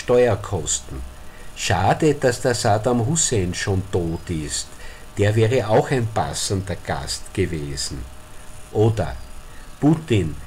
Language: German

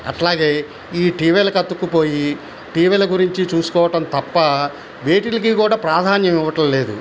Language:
Telugu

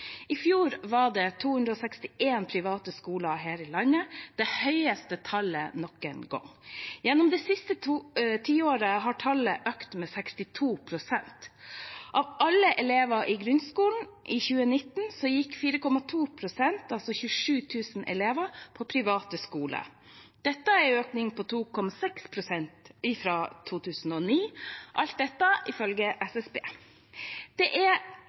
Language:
Norwegian Bokmål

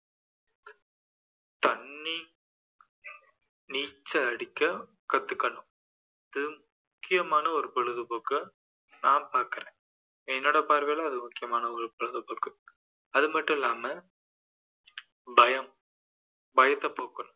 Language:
Tamil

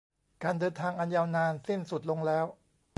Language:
Thai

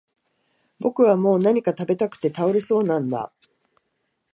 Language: Japanese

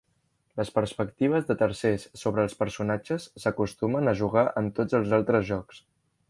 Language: Catalan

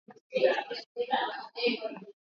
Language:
Swahili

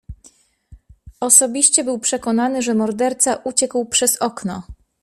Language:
Polish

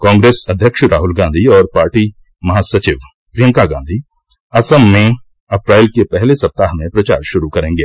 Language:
Hindi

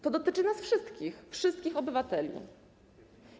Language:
Polish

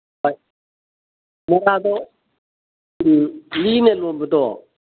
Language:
Manipuri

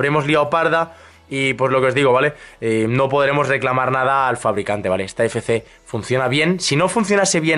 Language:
Spanish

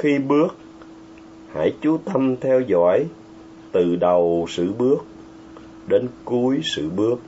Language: Vietnamese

